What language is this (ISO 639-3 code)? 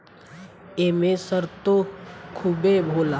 bho